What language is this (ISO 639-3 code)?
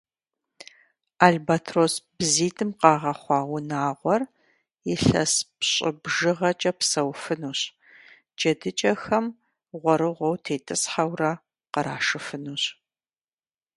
kbd